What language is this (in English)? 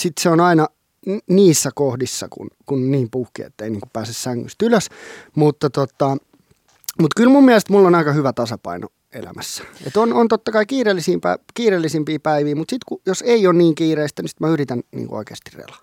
Finnish